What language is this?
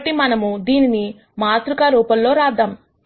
Telugu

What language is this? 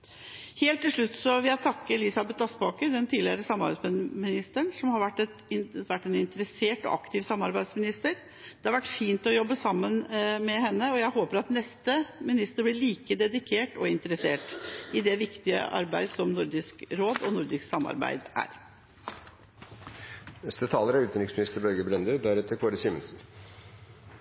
Norwegian Bokmål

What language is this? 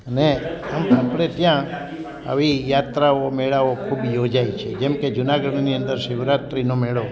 Gujarati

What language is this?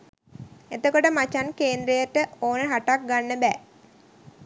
Sinhala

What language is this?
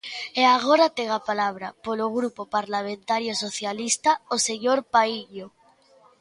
Galician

